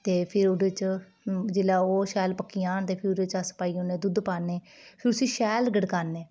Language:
Dogri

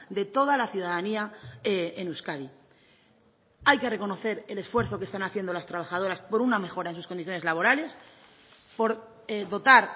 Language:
Spanish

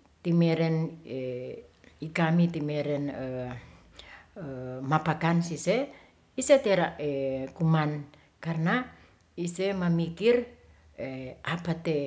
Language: Ratahan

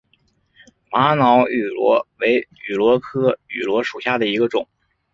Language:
Chinese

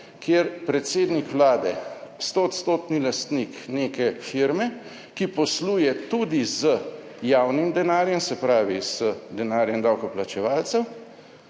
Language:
Slovenian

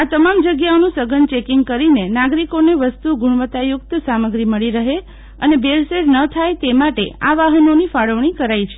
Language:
Gujarati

